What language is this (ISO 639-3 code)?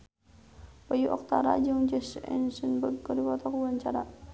sun